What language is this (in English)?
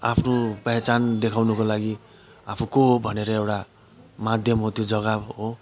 Nepali